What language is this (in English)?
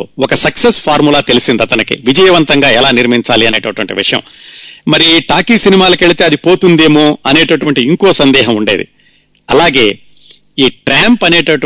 Telugu